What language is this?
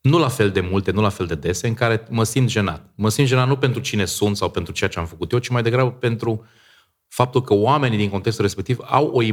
Romanian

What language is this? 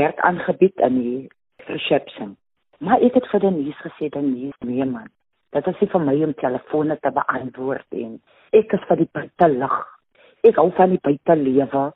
Swedish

